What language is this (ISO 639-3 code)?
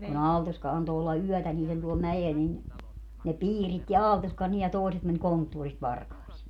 fin